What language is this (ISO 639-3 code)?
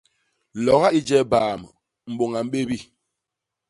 bas